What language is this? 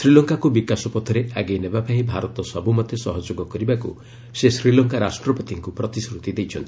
Odia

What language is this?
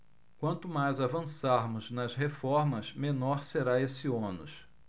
Portuguese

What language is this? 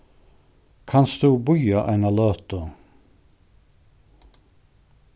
Faroese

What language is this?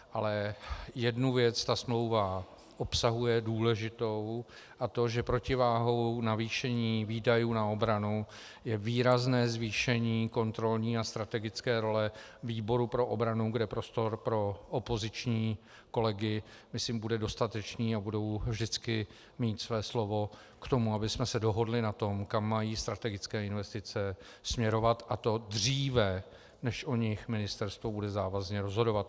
Czech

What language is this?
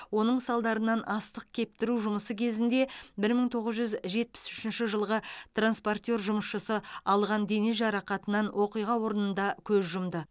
Kazakh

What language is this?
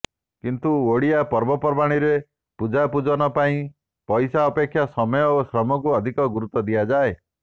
Odia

